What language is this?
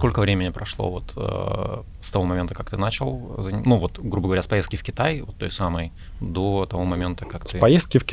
Russian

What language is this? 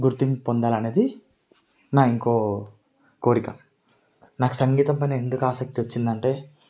Telugu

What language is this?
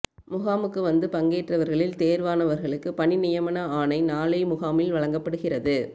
Tamil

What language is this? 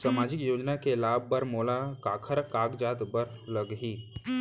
Chhattisgarhi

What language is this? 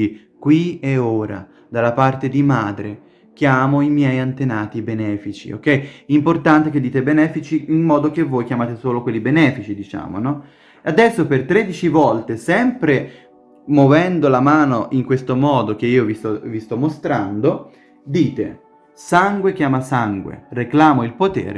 Italian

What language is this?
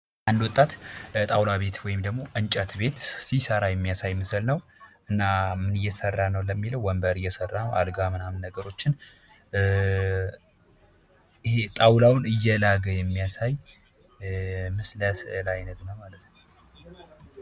Amharic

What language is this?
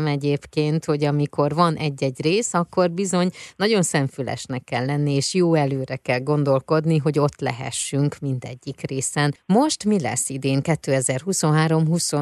Hungarian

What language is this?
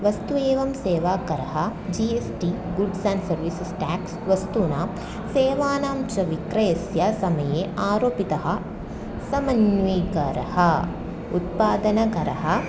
Sanskrit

